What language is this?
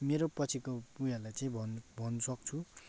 Nepali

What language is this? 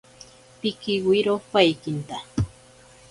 Ashéninka Perené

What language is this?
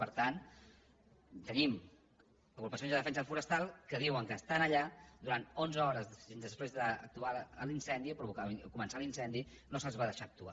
Catalan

